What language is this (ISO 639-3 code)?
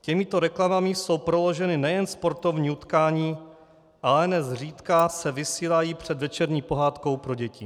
ces